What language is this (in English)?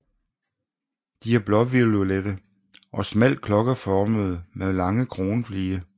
Danish